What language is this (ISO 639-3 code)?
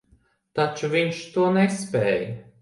lav